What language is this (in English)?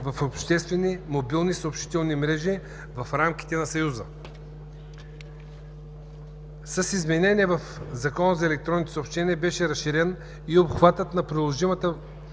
Bulgarian